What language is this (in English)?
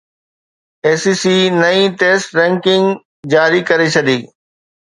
Sindhi